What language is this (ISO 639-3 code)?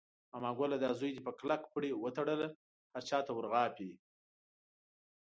pus